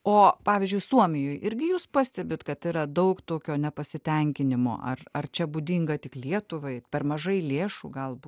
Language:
Lithuanian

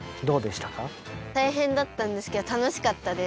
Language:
Japanese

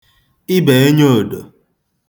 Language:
Igbo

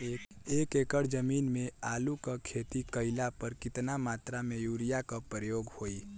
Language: Bhojpuri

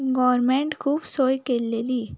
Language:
Konkani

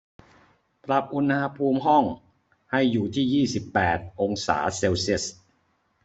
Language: Thai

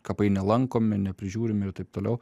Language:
Lithuanian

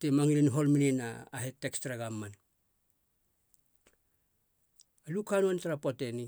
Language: Halia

